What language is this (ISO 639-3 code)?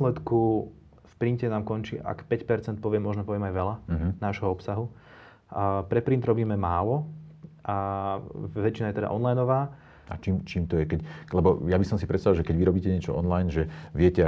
slk